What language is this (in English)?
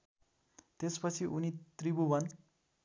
Nepali